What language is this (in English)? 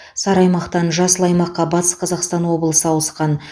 Kazakh